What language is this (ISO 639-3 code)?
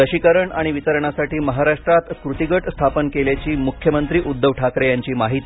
mar